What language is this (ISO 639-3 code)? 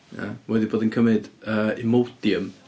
cym